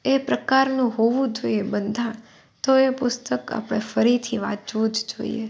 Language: Gujarati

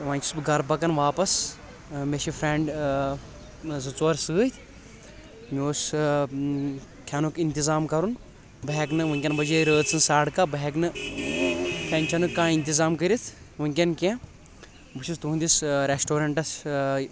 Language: Kashmiri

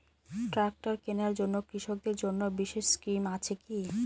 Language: Bangla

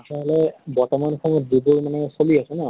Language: Assamese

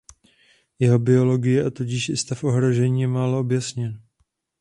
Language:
Czech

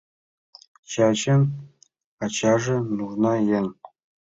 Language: Mari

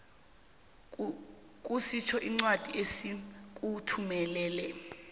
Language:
South Ndebele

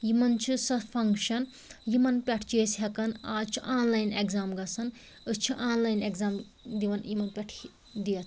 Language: Kashmiri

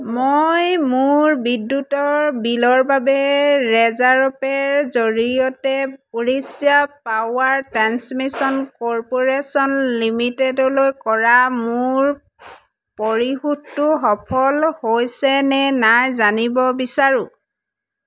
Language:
Assamese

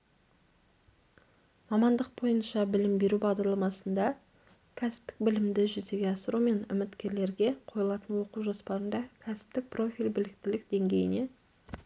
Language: Kazakh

